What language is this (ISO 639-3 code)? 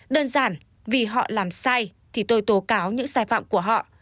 vie